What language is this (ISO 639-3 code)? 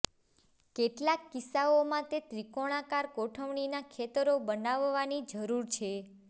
guj